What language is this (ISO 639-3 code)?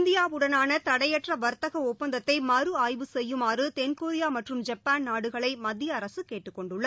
tam